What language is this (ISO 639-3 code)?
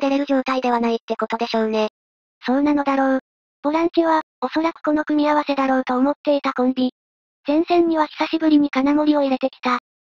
jpn